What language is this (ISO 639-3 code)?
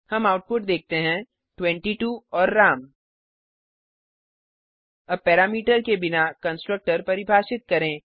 hin